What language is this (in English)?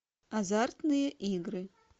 Russian